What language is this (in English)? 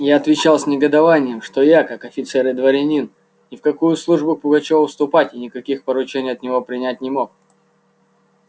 Russian